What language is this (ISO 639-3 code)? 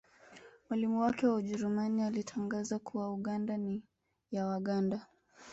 swa